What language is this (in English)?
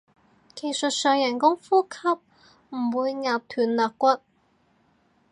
Cantonese